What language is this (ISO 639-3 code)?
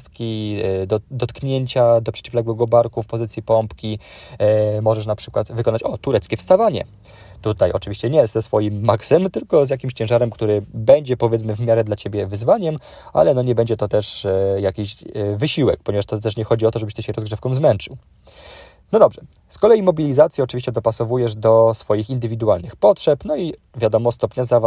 pol